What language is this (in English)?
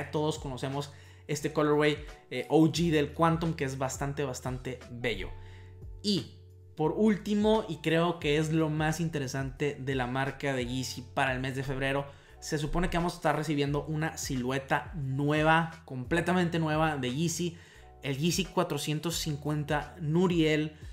Spanish